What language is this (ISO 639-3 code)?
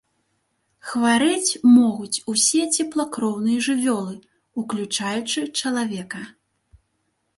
bel